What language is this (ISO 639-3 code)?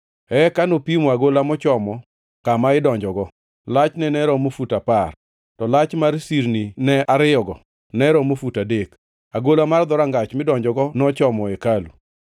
luo